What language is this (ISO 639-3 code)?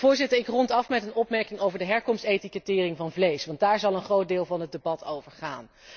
nld